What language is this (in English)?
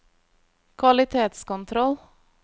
Norwegian